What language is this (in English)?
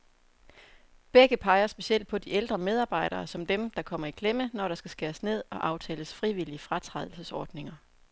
Danish